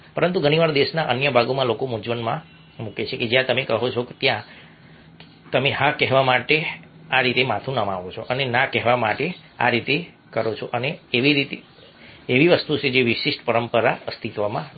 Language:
Gujarati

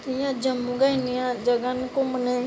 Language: Dogri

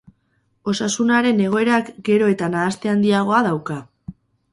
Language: Basque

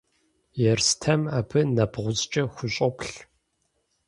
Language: Kabardian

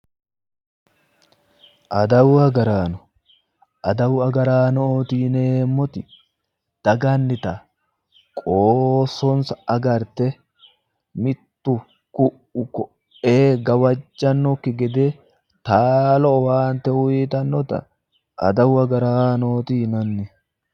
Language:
Sidamo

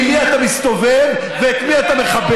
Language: Hebrew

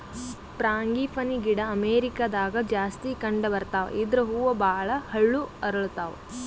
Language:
Kannada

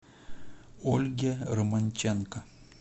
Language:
Russian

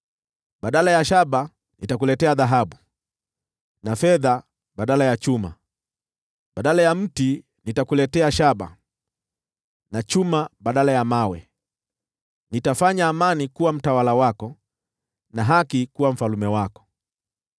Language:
Swahili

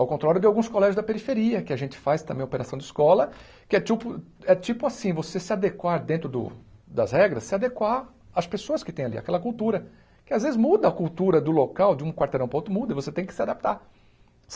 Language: Portuguese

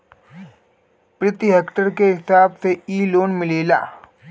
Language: Bhojpuri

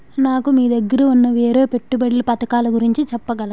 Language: Telugu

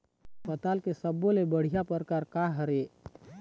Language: Chhattisgarhi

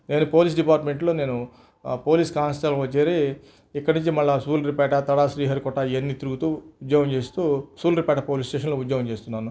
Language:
Telugu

